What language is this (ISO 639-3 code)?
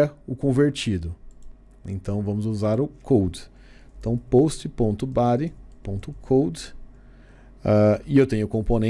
por